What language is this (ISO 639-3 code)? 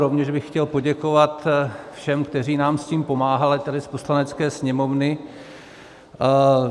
ces